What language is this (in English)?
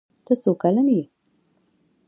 Pashto